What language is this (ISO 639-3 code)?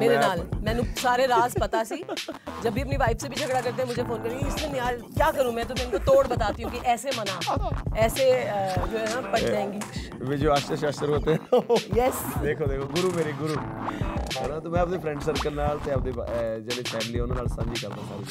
pan